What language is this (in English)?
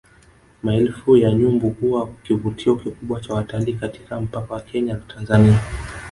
Swahili